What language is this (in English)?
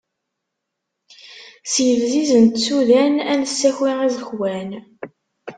Kabyle